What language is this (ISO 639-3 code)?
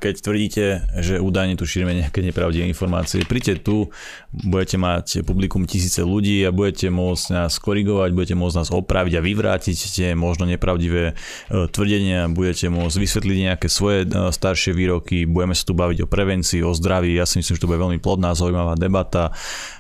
slk